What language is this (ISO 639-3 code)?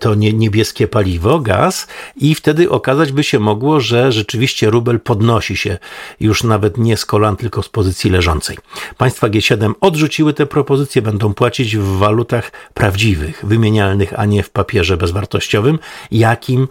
pol